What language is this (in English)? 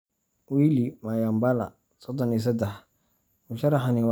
Somali